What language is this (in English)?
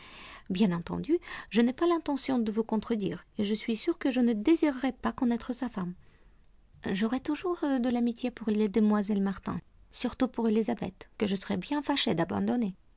French